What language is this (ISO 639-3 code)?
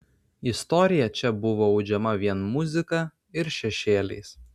lit